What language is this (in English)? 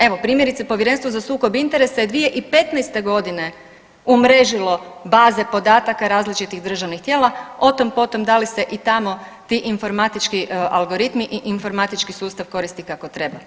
Croatian